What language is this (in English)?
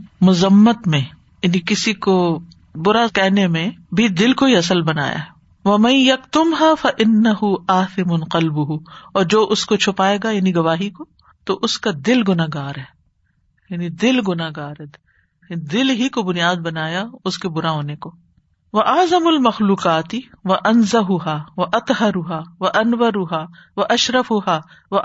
Urdu